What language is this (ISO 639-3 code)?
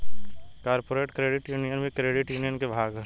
bho